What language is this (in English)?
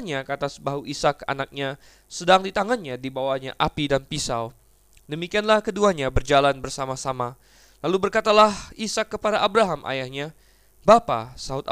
Indonesian